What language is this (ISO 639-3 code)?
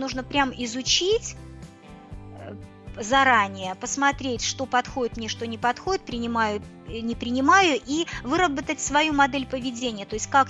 rus